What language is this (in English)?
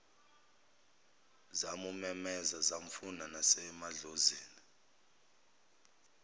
Zulu